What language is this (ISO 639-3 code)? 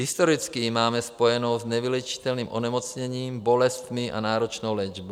ces